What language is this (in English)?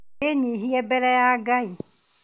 Kikuyu